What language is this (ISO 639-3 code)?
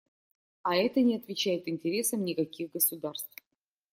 rus